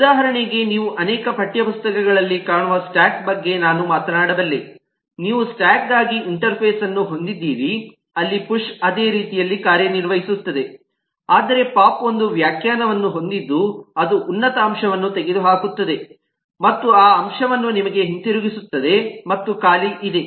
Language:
Kannada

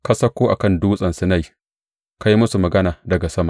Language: Hausa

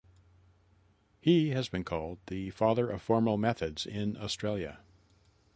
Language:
English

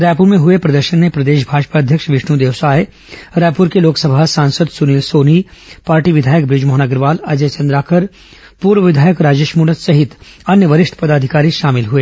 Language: Hindi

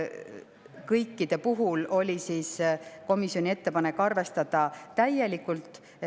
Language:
Estonian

